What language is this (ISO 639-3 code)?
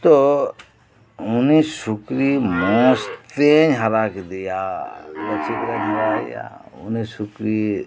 sat